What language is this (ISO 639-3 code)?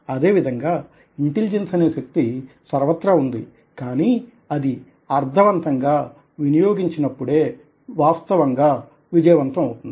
tel